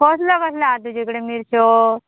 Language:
Konkani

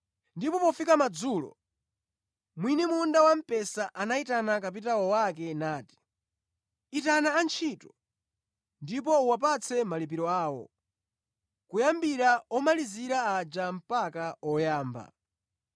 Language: Nyanja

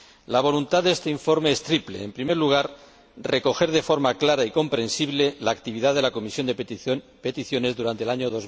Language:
Spanish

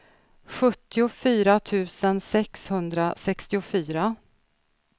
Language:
Swedish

